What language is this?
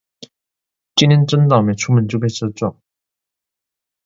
Chinese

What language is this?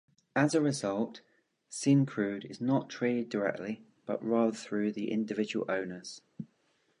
English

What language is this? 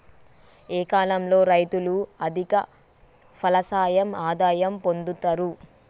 Telugu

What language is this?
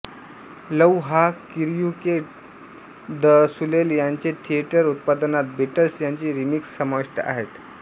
Marathi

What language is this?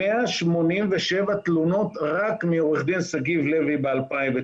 Hebrew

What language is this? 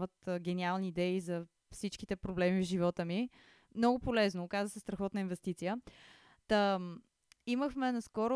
Bulgarian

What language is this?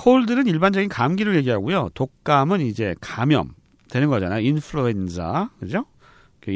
Korean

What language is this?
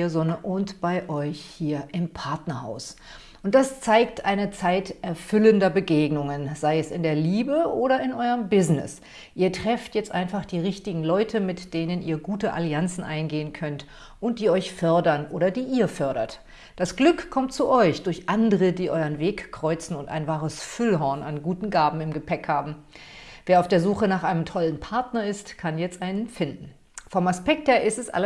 German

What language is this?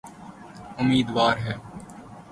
Urdu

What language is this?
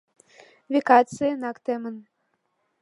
Mari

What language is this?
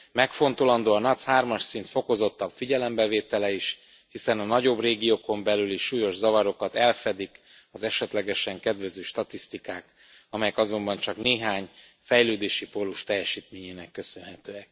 Hungarian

